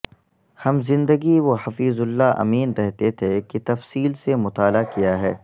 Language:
Urdu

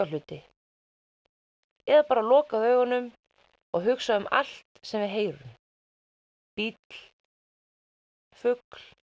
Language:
Icelandic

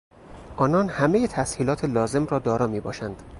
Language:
Persian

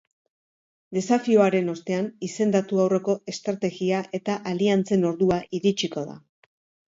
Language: Basque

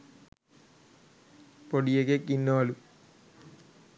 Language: Sinhala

